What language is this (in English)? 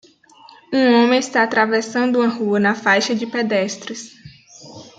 Portuguese